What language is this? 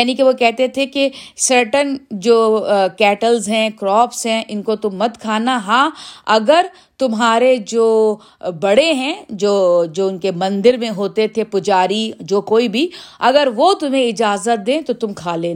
Urdu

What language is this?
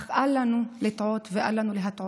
Hebrew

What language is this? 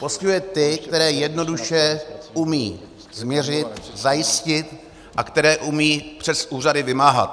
Czech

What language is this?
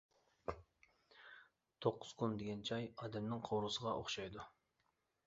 Uyghur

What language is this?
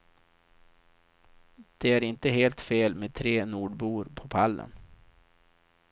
Swedish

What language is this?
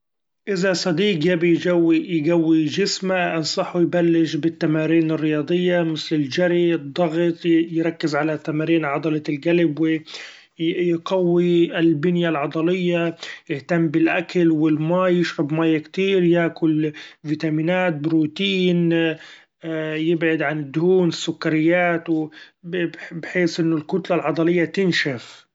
Gulf Arabic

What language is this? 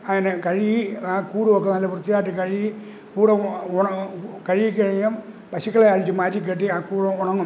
Malayalam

